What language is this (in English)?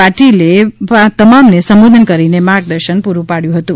Gujarati